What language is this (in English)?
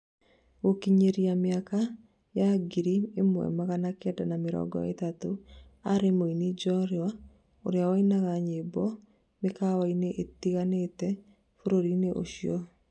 Kikuyu